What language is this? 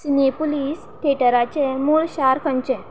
Konkani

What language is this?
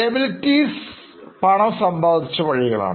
Malayalam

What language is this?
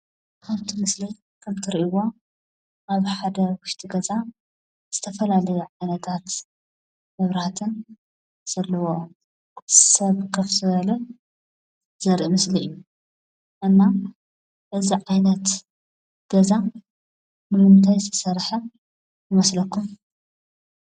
Tigrinya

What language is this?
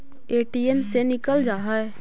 Magahi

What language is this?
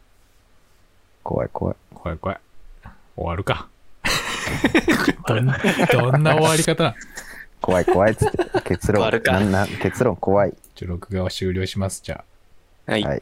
Japanese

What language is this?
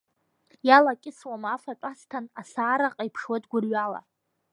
Abkhazian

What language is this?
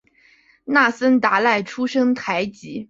Chinese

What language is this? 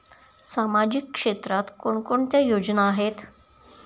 Marathi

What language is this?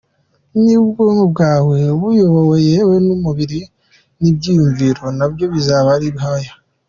Kinyarwanda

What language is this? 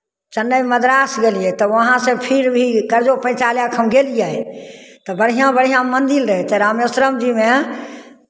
Maithili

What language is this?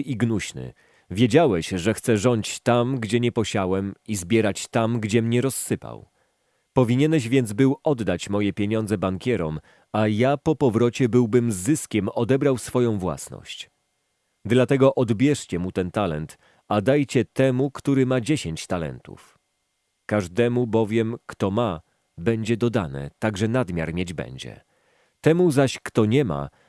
Polish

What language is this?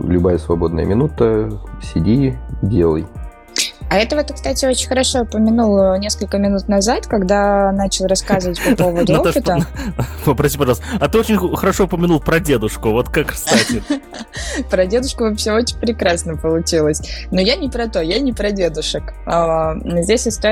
Russian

